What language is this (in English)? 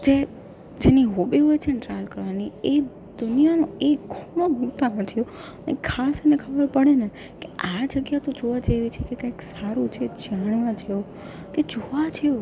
Gujarati